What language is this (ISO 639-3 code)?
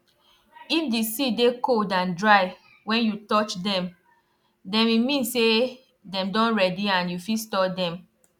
pcm